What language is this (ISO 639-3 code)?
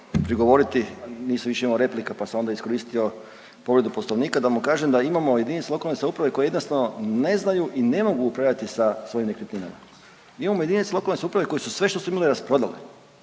hrv